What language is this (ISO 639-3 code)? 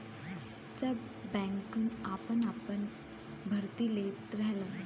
bho